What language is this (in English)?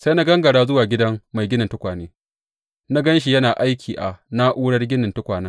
Hausa